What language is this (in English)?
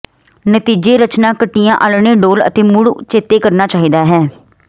Punjabi